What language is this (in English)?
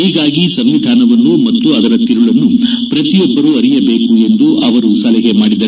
Kannada